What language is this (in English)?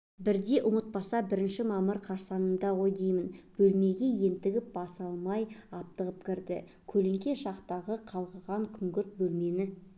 Kazakh